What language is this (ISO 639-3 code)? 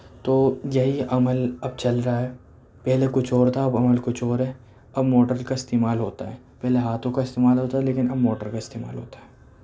urd